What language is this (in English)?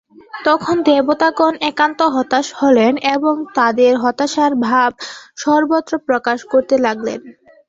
Bangla